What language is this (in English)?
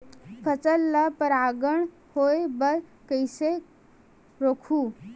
Chhattisgarhi